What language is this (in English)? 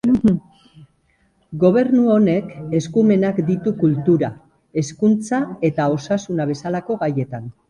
Basque